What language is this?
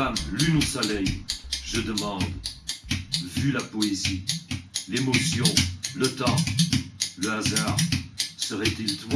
French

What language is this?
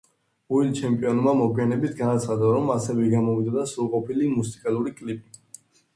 Georgian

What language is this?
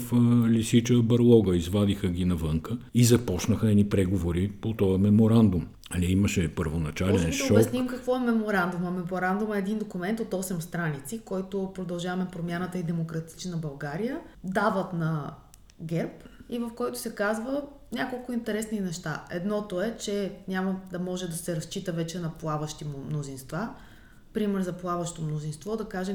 Bulgarian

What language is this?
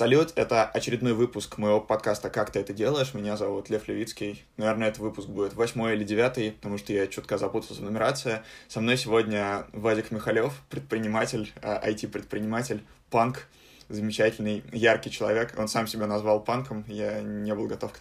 Russian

